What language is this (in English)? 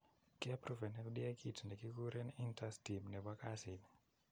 Kalenjin